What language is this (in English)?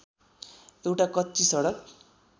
Nepali